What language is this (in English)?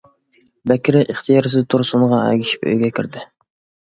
Uyghur